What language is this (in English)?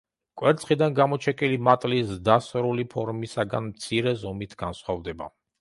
Georgian